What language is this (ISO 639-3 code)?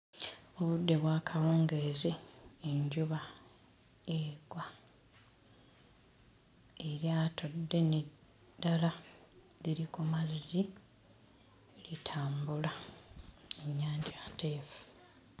lug